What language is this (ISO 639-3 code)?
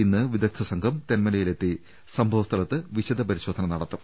mal